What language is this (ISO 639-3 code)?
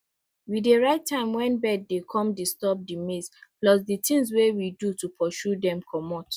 pcm